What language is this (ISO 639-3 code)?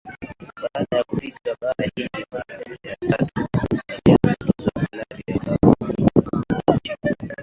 swa